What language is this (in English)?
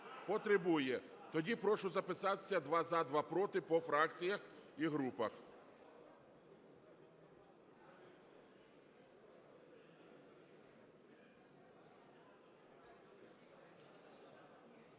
Ukrainian